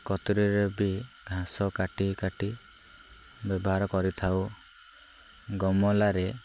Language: Odia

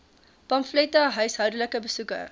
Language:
Afrikaans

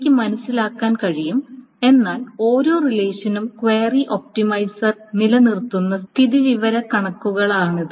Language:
Malayalam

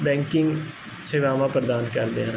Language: Punjabi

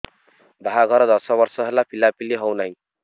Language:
Odia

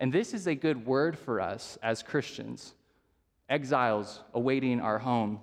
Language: English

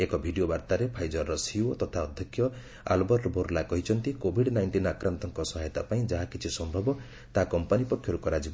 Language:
Odia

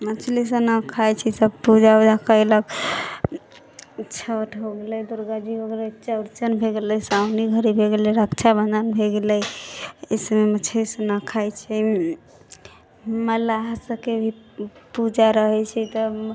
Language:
Maithili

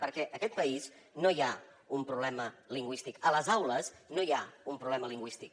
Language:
Catalan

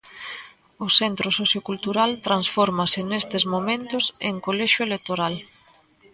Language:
Galician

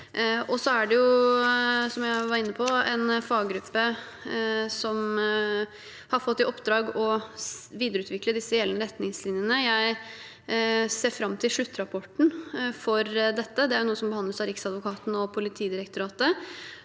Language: Norwegian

